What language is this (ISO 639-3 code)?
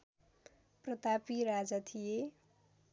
nep